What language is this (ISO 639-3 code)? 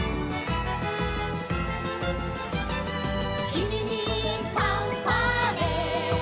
jpn